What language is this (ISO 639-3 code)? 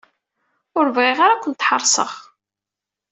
kab